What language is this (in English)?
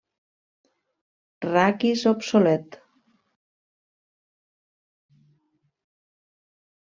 Catalan